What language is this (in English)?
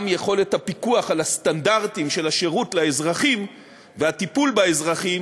Hebrew